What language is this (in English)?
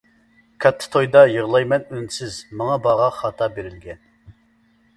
Uyghur